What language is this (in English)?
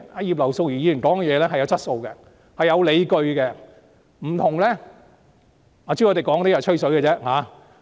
Cantonese